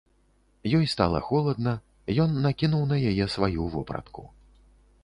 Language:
Belarusian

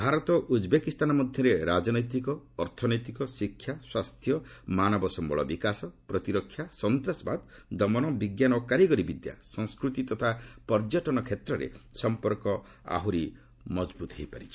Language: Odia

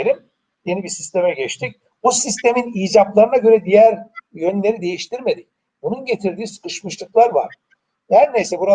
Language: Turkish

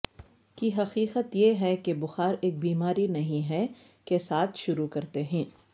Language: Urdu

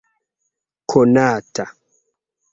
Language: Esperanto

